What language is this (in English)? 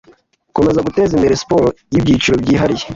Kinyarwanda